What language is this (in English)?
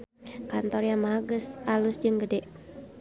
Sundanese